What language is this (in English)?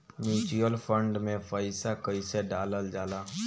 Bhojpuri